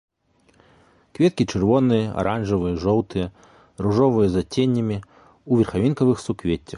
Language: Belarusian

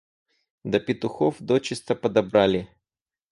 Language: Russian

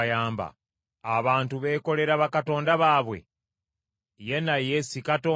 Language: Ganda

